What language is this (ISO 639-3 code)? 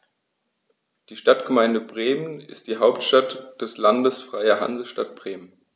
deu